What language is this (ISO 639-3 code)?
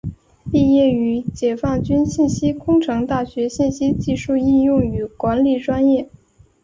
zho